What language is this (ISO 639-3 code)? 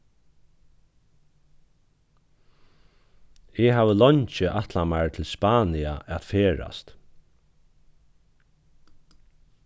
fao